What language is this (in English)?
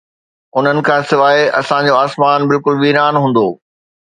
Sindhi